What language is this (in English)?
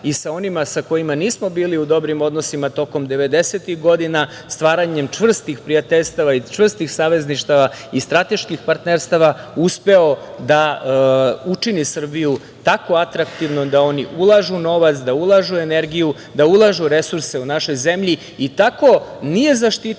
Serbian